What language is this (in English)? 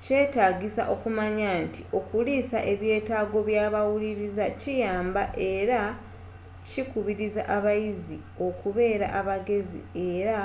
Ganda